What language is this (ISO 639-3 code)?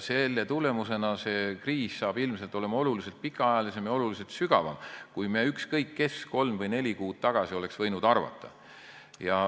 est